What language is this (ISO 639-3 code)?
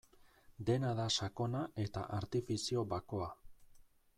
eus